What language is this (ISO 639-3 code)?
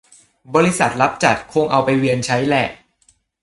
tha